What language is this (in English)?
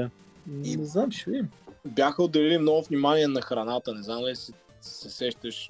Bulgarian